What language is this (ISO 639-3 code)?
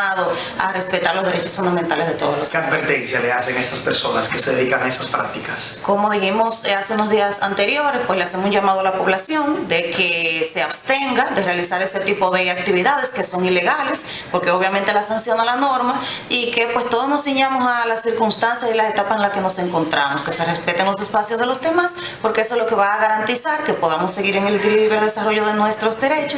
spa